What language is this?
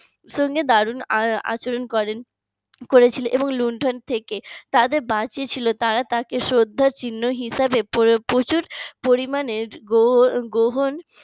Bangla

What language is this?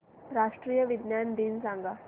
Marathi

